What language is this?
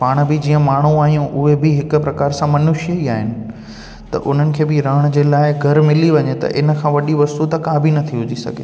Sindhi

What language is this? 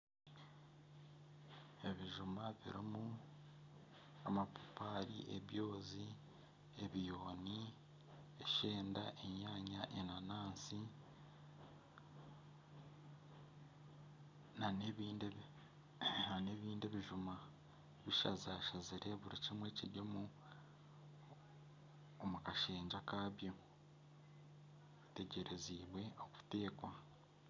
Nyankole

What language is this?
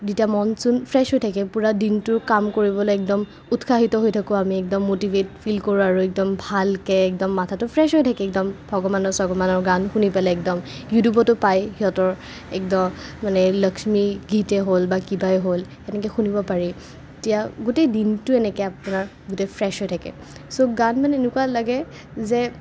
Assamese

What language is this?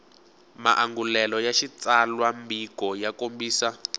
Tsonga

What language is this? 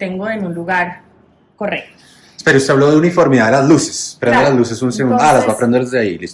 Spanish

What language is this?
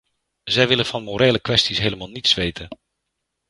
Dutch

